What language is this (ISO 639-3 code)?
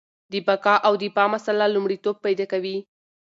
pus